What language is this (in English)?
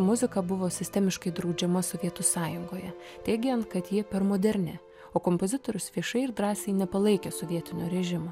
Lithuanian